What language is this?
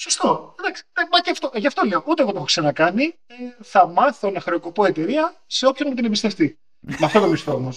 Greek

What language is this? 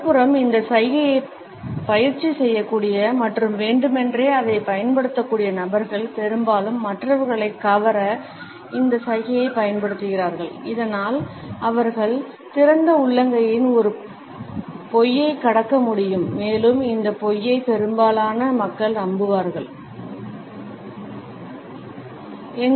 Tamil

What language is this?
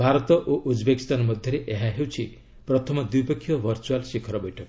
Odia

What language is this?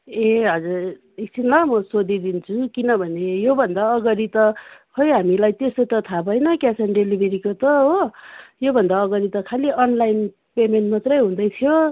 Nepali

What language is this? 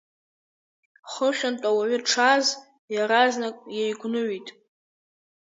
Abkhazian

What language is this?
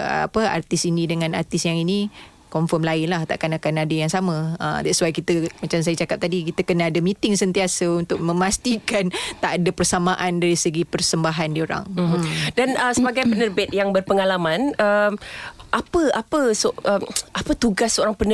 Malay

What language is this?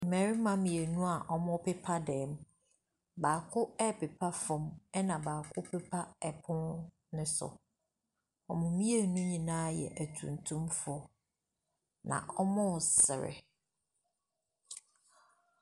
Akan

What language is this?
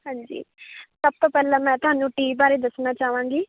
Punjabi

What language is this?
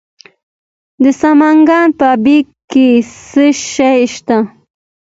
Pashto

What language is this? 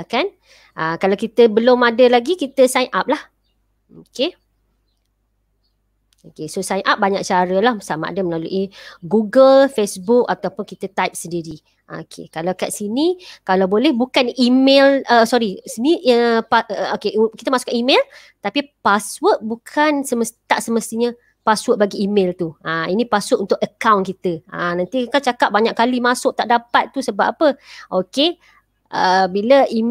Malay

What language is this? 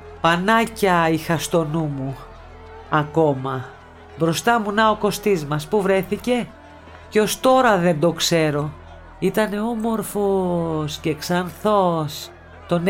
Greek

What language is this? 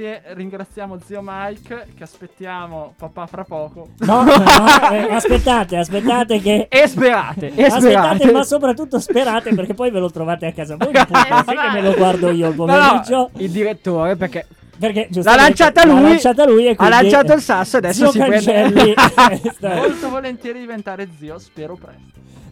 Italian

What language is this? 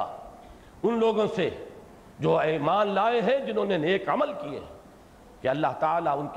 Urdu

